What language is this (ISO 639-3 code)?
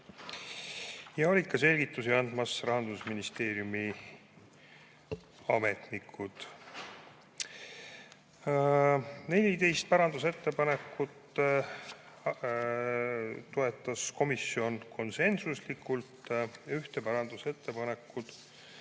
est